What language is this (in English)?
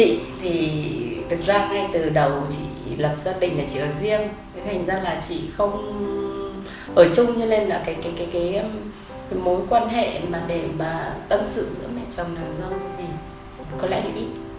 Vietnamese